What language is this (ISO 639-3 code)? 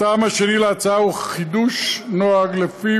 heb